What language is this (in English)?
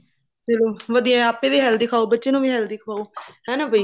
Punjabi